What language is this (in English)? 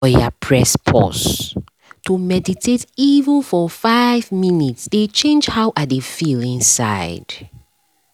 Nigerian Pidgin